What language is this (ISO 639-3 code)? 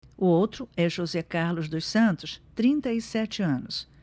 por